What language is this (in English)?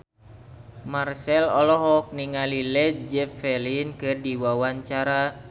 Sundanese